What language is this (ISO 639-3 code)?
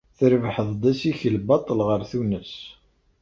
kab